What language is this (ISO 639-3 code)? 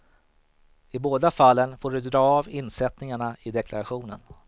swe